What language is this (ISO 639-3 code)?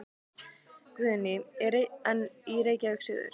isl